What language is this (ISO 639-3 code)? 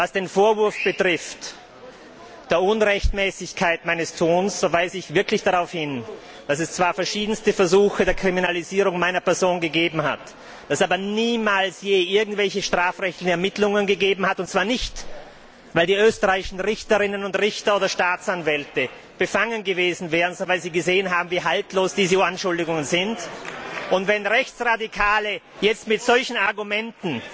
deu